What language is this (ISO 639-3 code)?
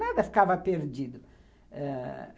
por